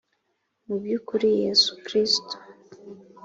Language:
Kinyarwanda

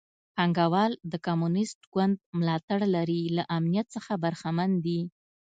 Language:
Pashto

